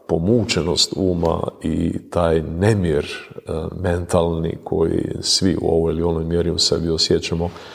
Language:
Croatian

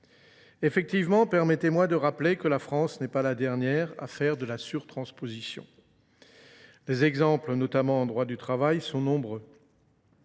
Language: French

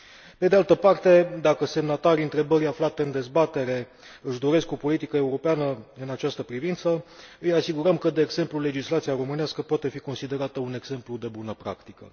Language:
Romanian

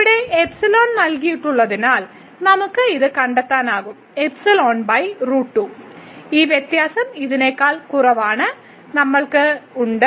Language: Malayalam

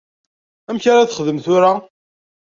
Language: Kabyle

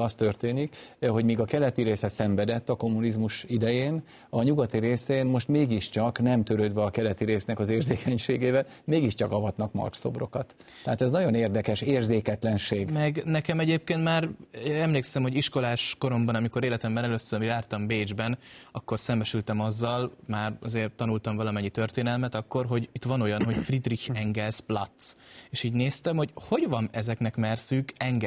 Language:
Hungarian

